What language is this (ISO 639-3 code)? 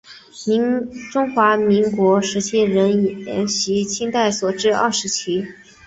zho